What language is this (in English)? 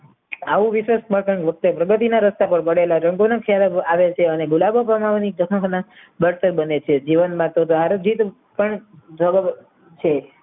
Gujarati